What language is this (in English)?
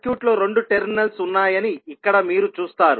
Telugu